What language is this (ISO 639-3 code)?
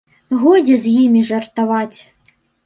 bel